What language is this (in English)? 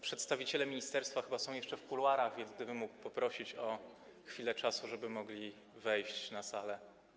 Polish